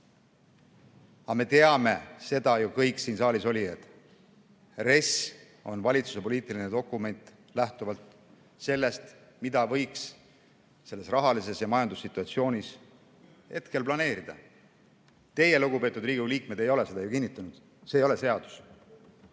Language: Estonian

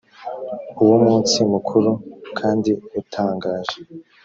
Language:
Kinyarwanda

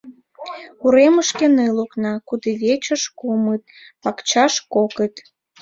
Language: Mari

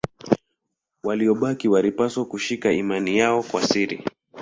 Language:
Swahili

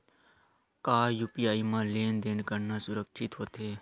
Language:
Chhattisgarhi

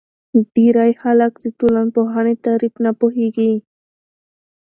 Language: Pashto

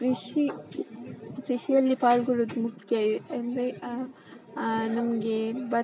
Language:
Kannada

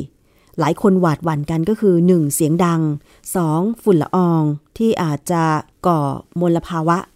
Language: Thai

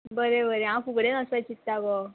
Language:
Konkani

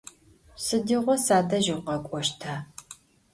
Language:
Adyghe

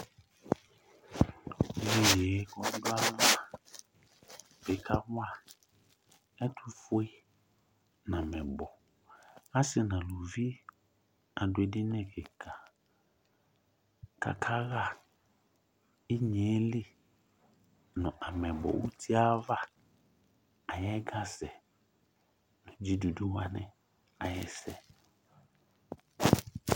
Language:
Ikposo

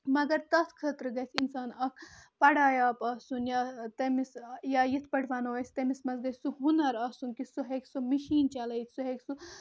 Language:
Kashmiri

